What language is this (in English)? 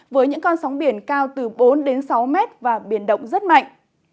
Vietnamese